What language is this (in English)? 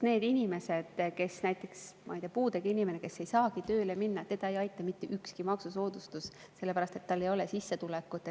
Estonian